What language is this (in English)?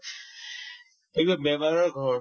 Assamese